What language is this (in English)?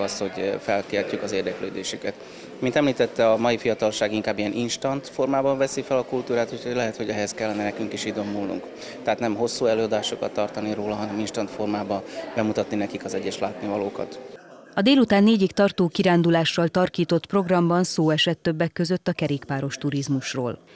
Hungarian